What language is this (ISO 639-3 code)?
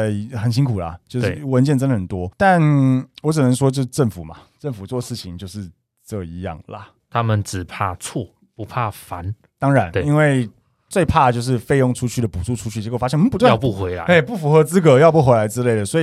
zho